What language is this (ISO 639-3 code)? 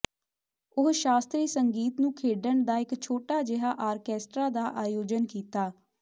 pan